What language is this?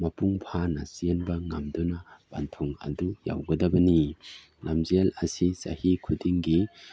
Manipuri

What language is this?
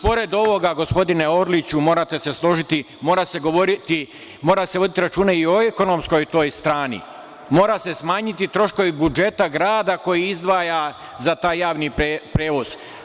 Serbian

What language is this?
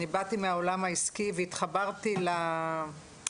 Hebrew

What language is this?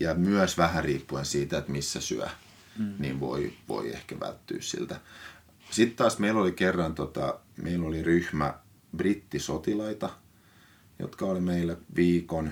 Finnish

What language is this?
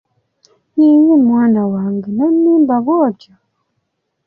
Ganda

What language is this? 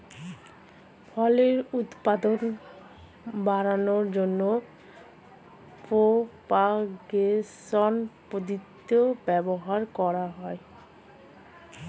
Bangla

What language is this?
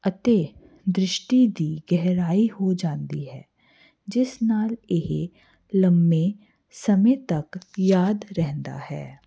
Punjabi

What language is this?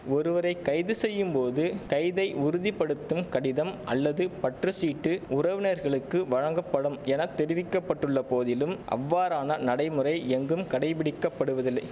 Tamil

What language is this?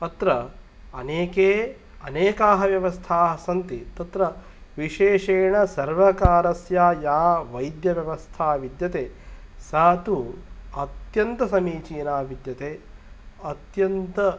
Sanskrit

